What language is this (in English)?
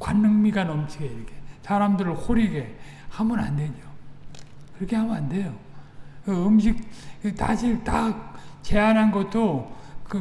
Korean